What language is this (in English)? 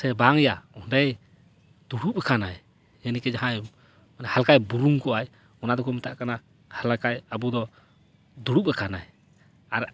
Santali